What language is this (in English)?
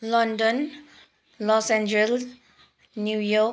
Nepali